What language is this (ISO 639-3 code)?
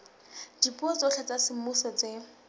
sot